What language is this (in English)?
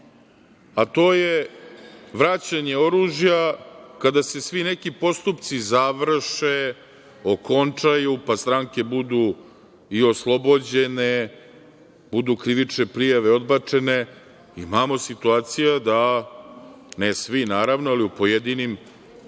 Serbian